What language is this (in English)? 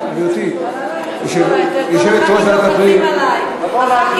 Hebrew